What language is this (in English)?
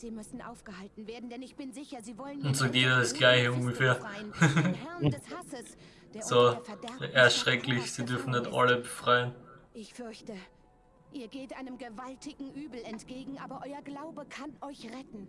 German